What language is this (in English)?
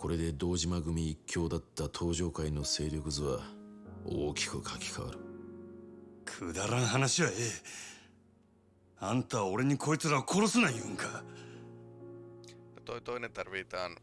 Japanese